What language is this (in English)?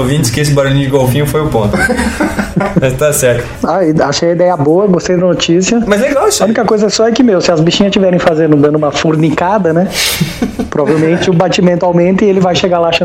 Portuguese